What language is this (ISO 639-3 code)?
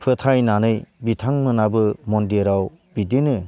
brx